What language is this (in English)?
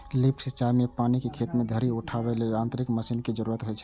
Maithili